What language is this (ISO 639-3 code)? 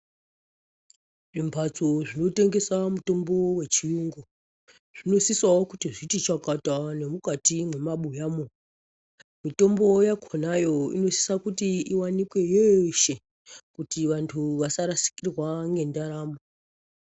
ndc